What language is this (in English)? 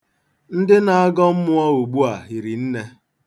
Igbo